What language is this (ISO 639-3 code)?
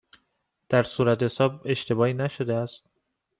fas